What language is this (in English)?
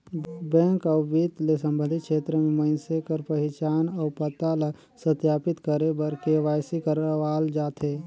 Chhattisgarhi